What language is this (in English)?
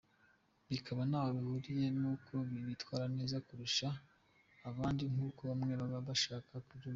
Kinyarwanda